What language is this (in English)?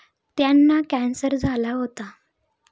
Marathi